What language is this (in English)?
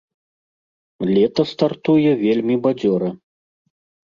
Belarusian